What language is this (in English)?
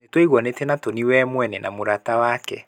Kikuyu